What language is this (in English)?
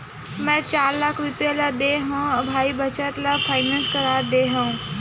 Chhattisgarhi